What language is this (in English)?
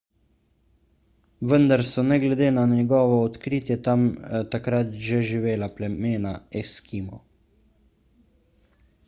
Slovenian